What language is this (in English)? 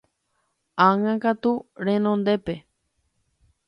Guarani